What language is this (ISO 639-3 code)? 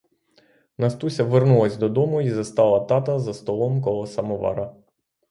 ukr